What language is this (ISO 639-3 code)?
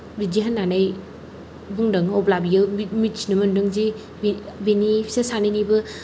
brx